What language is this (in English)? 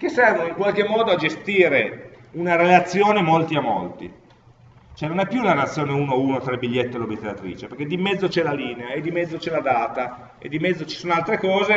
Italian